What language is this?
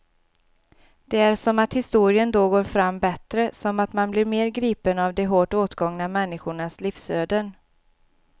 Swedish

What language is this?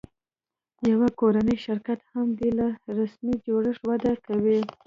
Pashto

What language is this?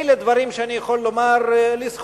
Hebrew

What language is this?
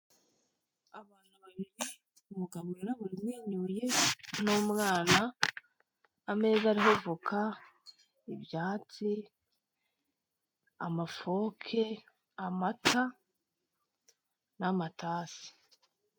Kinyarwanda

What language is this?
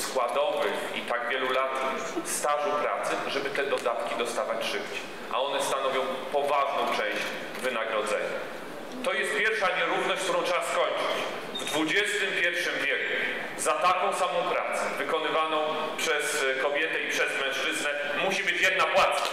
Polish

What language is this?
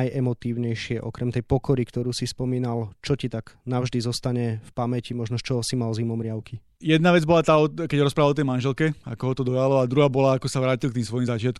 Slovak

